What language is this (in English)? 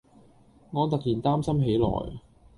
Cantonese